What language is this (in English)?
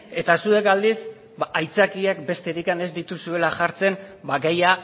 Basque